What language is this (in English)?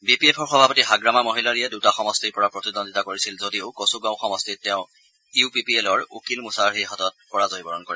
Assamese